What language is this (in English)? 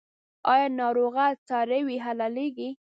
Pashto